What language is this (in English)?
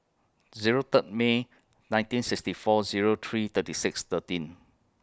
English